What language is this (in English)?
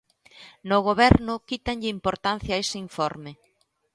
Galician